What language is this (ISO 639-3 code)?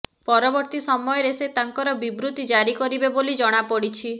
ori